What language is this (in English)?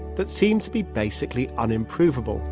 English